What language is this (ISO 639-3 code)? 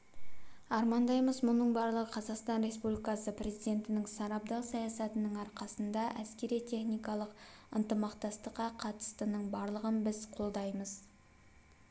kaz